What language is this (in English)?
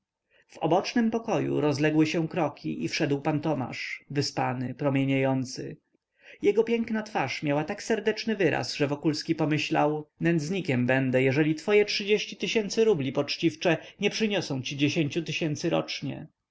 Polish